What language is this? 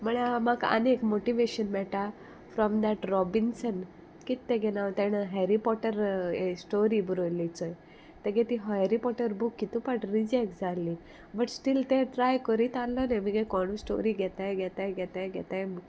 Konkani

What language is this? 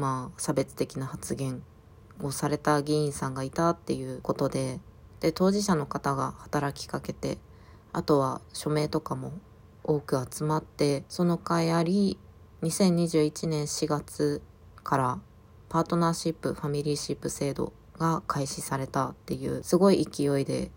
Japanese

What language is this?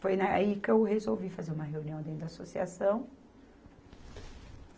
Portuguese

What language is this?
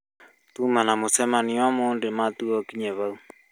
Kikuyu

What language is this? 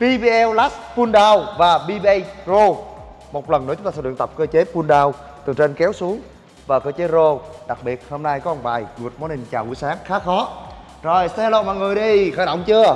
Vietnamese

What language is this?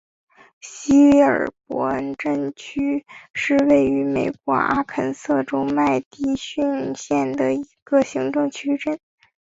Chinese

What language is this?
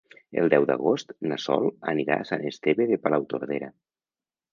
Catalan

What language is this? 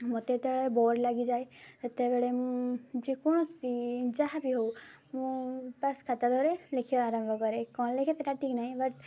Odia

